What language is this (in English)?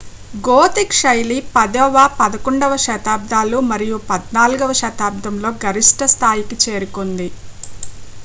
Telugu